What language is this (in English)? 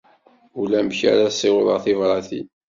Kabyle